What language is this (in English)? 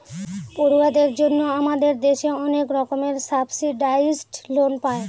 Bangla